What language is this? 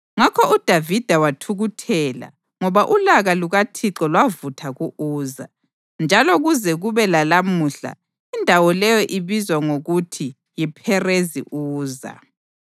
North Ndebele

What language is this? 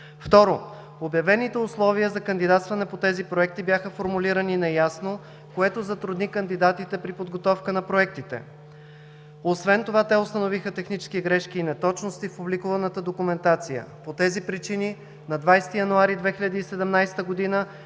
Bulgarian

